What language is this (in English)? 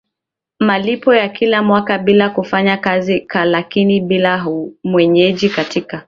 Swahili